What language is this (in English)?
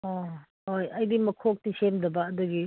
Manipuri